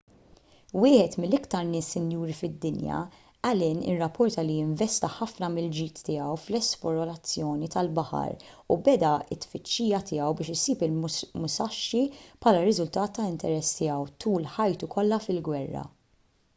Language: Maltese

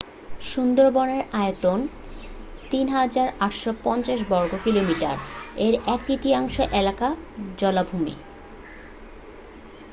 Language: Bangla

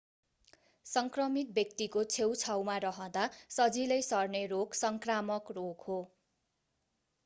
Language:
Nepali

